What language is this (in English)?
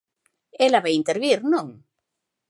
Galician